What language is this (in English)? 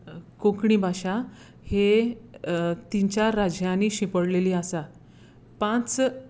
Konkani